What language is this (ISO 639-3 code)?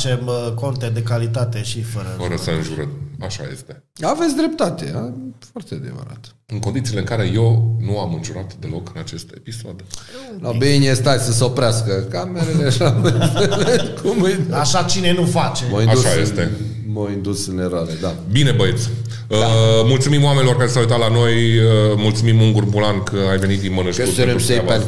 ron